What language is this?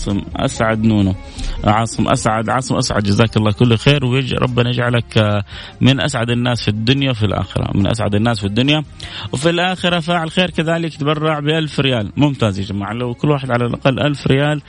Arabic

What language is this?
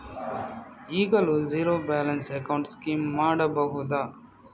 Kannada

